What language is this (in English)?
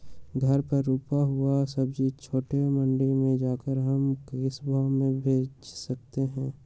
Magahi